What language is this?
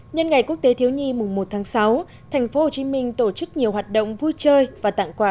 Vietnamese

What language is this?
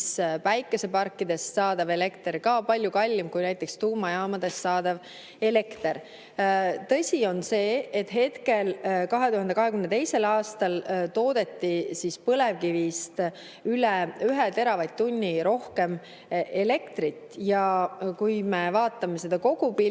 Estonian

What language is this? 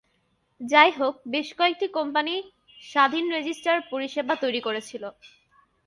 Bangla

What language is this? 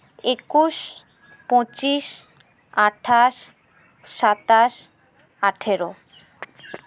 Santali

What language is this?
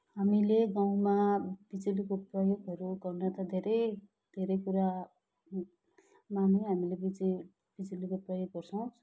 Nepali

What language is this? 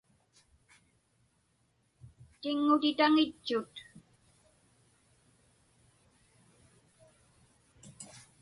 Inupiaq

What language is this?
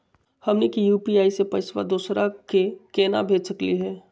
Magahi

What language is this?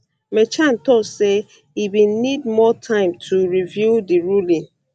Nigerian Pidgin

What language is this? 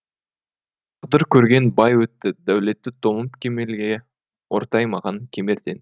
Kazakh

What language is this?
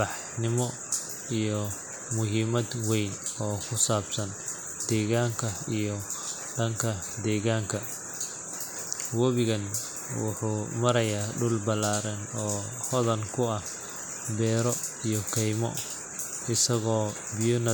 Somali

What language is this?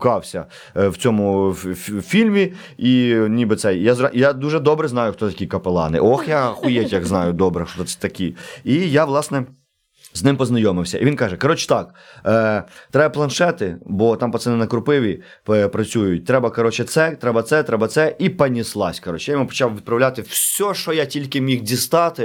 Ukrainian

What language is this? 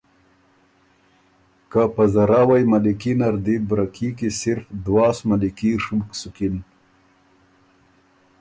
Ormuri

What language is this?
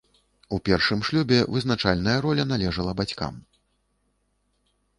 Belarusian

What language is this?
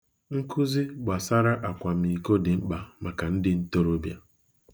Igbo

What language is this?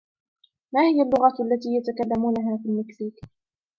Arabic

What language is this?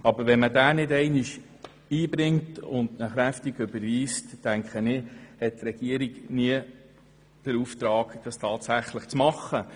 Swiss German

